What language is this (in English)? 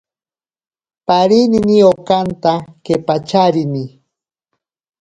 Ashéninka Perené